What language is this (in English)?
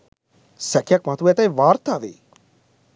Sinhala